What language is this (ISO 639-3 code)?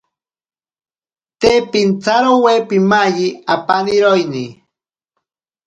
prq